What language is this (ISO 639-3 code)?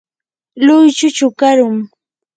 qur